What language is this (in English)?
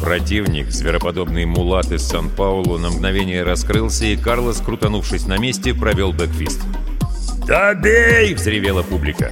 Russian